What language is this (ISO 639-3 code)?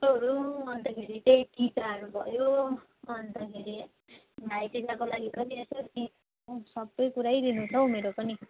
nep